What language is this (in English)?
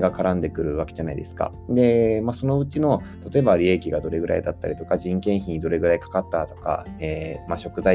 Japanese